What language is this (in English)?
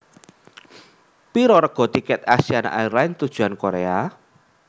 Javanese